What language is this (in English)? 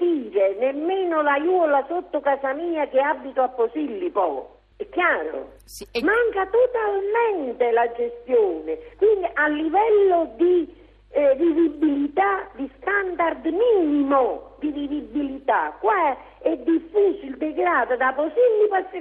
Italian